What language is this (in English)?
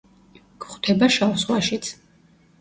Georgian